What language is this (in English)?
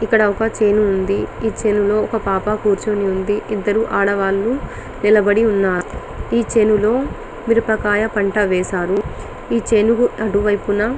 Telugu